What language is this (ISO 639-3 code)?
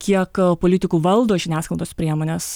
lit